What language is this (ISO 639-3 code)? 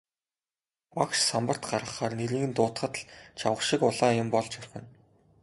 mon